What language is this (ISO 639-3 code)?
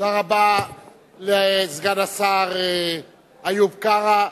heb